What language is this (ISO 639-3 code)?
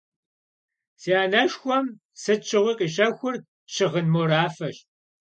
kbd